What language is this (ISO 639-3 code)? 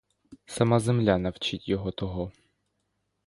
ukr